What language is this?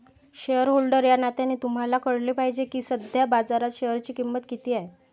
Marathi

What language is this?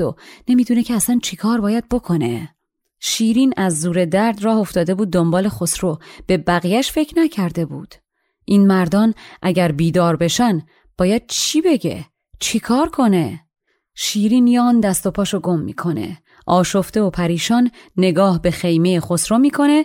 Persian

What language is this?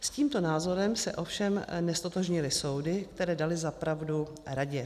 Czech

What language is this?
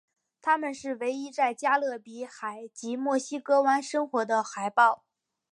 Chinese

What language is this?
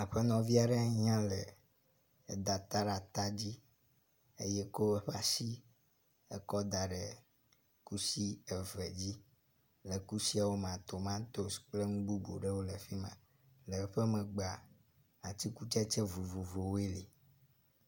Ewe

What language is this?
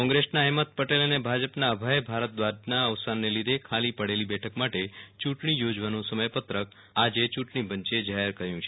Gujarati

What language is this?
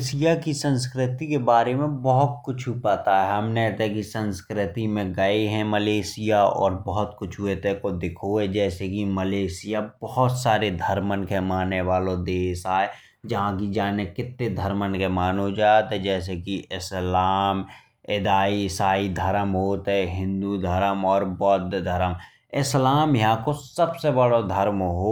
Bundeli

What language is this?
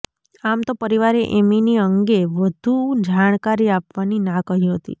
Gujarati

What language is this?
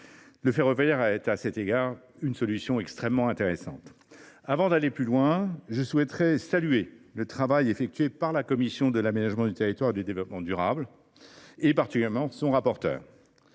French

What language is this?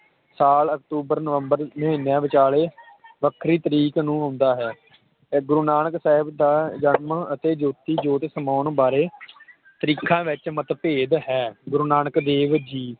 Punjabi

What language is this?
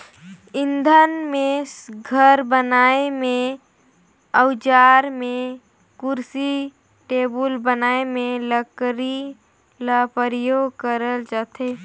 Chhattisgarhi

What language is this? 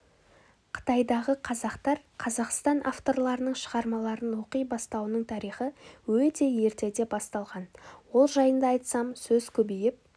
Kazakh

